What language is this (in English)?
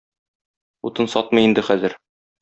Tatar